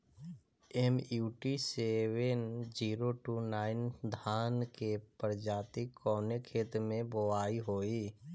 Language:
Bhojpuri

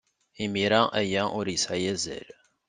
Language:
Kabyle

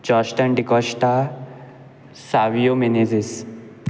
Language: Konkani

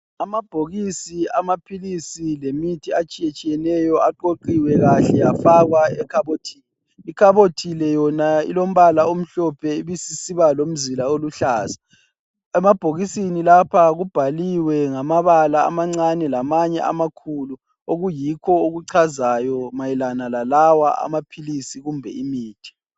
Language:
North Ndebele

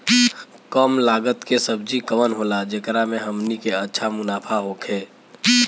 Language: Bhojpuri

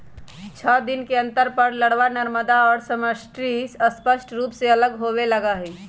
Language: Magahi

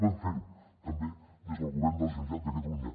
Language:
Catalan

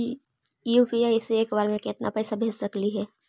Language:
Magahi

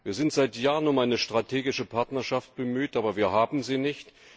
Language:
German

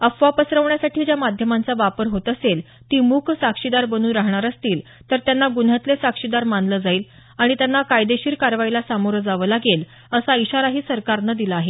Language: Marathi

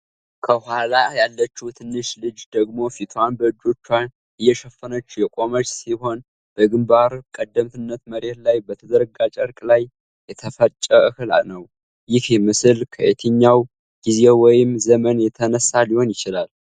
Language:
Amharic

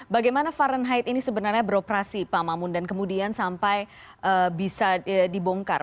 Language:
Indonesian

